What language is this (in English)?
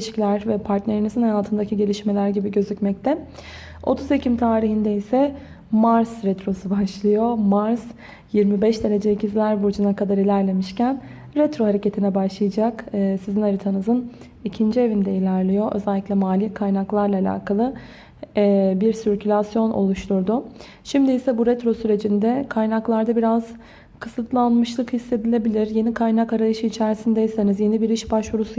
Turkish